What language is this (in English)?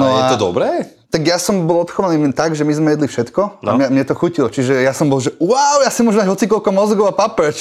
Slovak